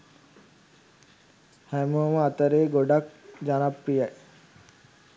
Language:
Sinhala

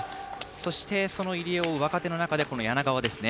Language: Japanese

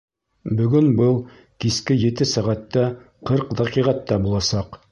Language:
Bashkir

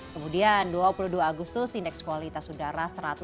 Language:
Indonesian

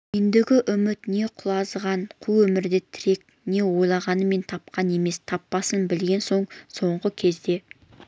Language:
Kazakh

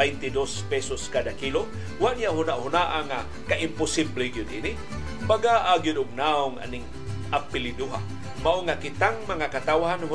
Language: Filipino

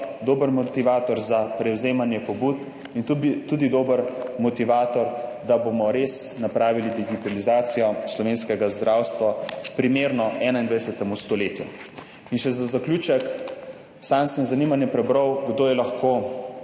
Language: Slovenian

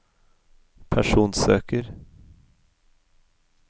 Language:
Norwegian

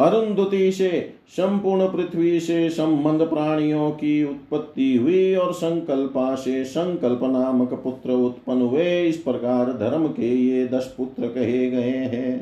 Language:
Hindi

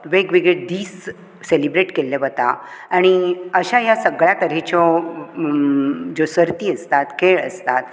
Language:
Konkani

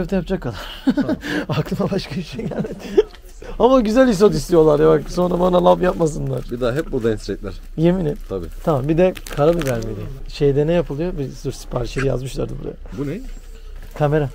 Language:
Turkish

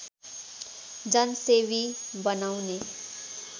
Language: Nepali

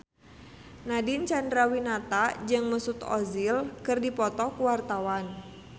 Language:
Sundanese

